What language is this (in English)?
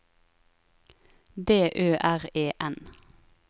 Norwegian